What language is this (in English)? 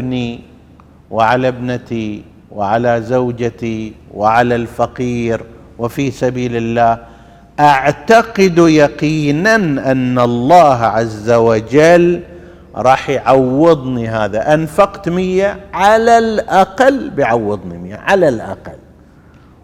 Arabic